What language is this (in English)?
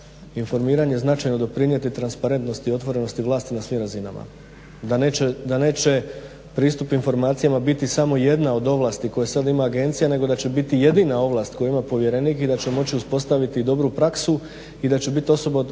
Croatian